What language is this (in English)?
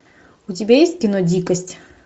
Russian